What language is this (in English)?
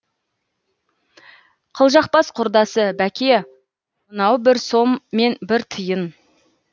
Kazakh